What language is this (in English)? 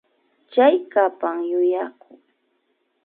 Imbabura Highland Quichua